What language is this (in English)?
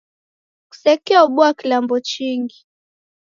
Taita